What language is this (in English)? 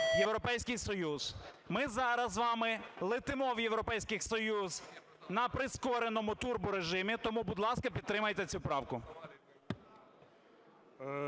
Ukrainian